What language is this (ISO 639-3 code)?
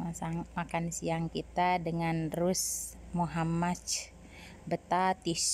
ind